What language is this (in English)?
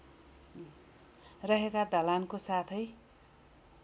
Nepali